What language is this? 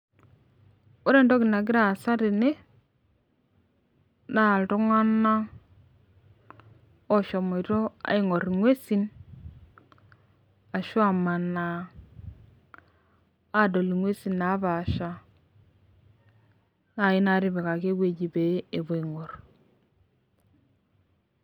Masai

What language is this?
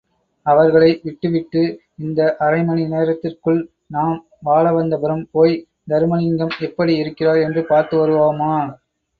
Tamil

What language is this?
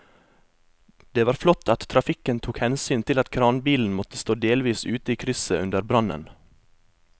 Norwegian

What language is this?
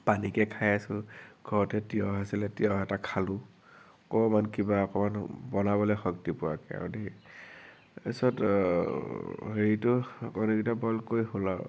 Assamese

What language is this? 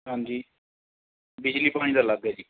Punjabi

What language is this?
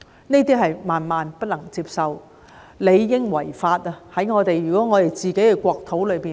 Cantonese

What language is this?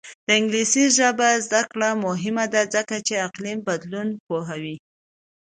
Pashto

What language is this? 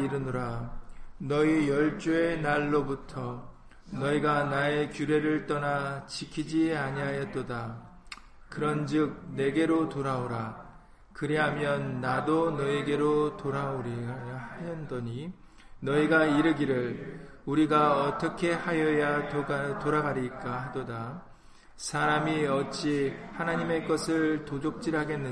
Korean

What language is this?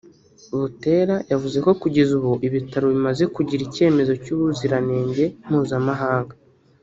Kinyarwanda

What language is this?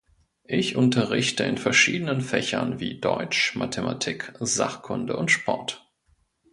German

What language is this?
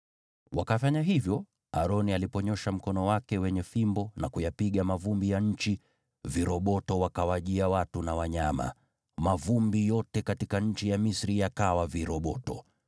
Swahili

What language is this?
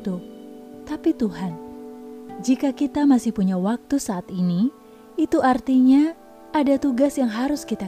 Indonesian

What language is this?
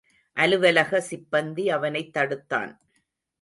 Tamil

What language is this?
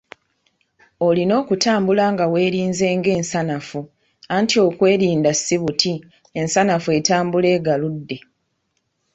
Ganda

